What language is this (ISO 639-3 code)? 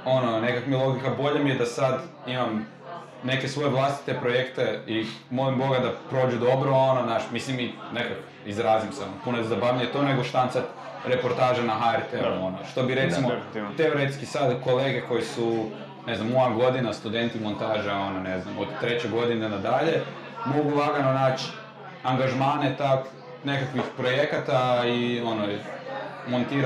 hrv